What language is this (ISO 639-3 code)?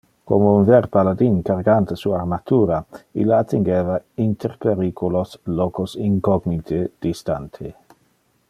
ina